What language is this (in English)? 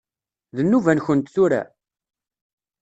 Kabyle